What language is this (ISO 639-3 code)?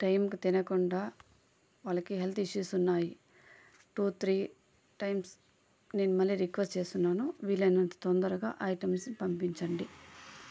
tel